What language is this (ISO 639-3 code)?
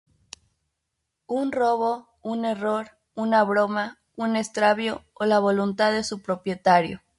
spa